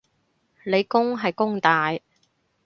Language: Cantonese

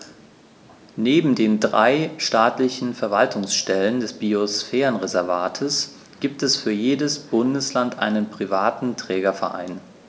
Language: German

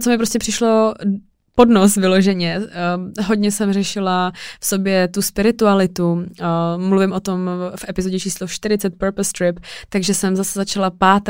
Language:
Czech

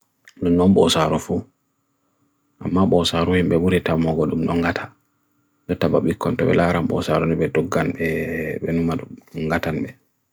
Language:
Bagirmi Fulfulde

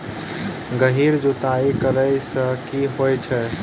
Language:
Maithili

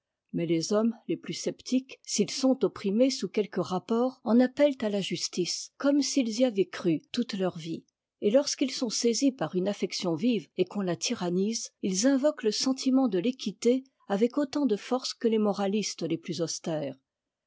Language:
French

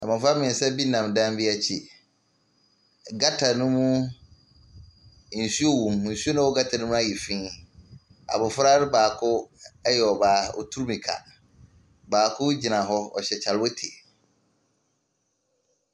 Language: Akan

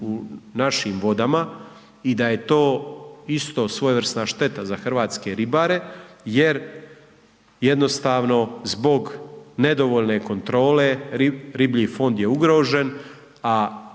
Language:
Croatian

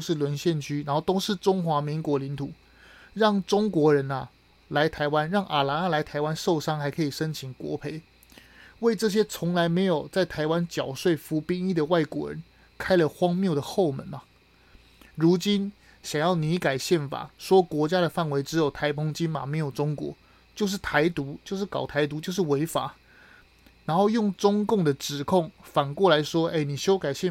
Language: Chinese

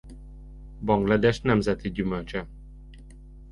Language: Hungarian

